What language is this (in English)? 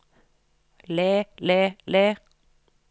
Norwegian